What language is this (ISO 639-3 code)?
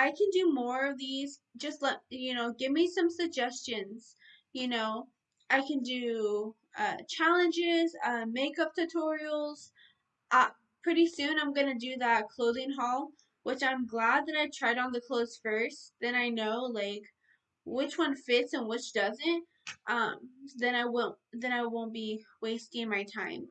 eng